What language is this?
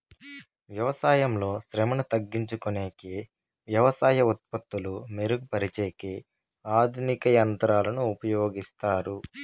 Telugu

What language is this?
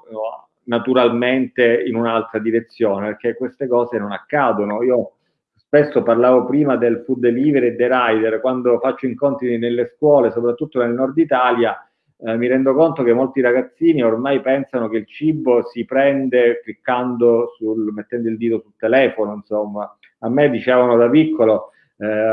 Italian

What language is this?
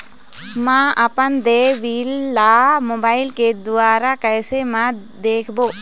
Chhattisgarhi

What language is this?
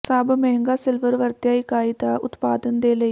Punjabi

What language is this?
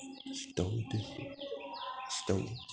Sanskrit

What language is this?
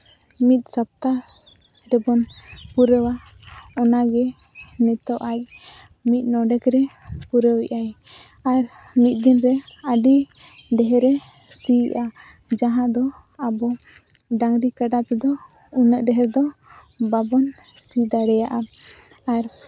Santali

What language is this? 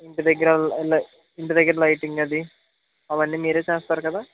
Telugu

